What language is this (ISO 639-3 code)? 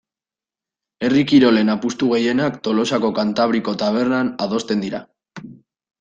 eus